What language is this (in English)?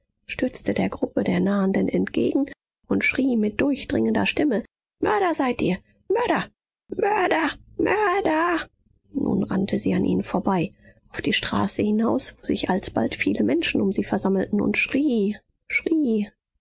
German